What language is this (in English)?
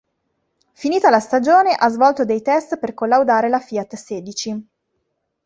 Italian